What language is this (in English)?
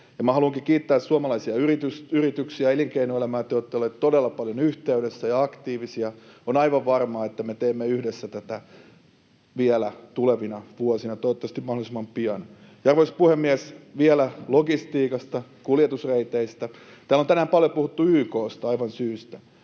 Finnish